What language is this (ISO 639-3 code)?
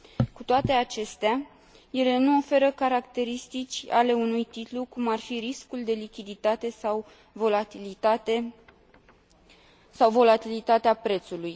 ron